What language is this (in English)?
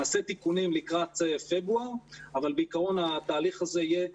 Hebrew